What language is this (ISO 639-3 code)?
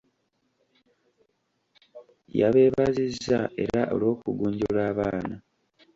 lug